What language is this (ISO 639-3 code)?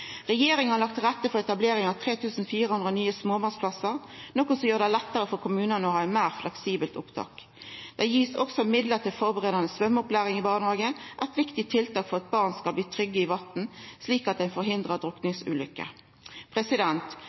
nno